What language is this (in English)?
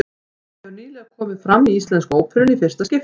Icelandic